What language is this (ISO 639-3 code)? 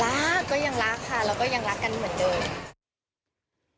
tha